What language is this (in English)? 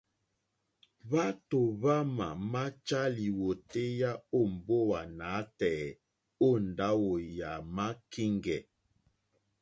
Mokpwe